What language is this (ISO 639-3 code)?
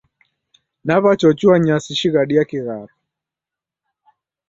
dav